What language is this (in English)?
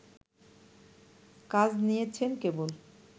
Bangla